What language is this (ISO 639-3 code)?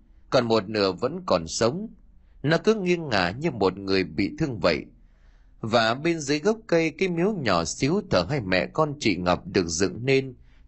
vie